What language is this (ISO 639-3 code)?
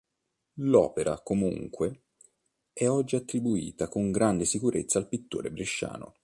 ita